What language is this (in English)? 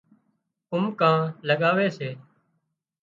Wadiyara Koli